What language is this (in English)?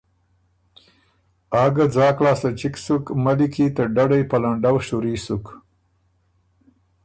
Ormuri